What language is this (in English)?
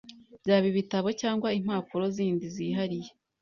Kinyarwanda